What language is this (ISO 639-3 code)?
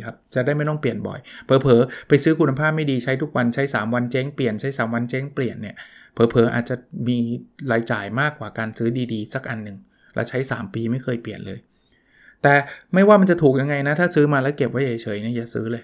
tha